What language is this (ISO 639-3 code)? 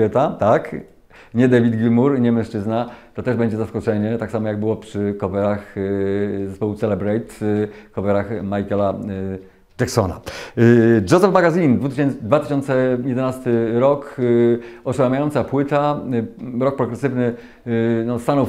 pol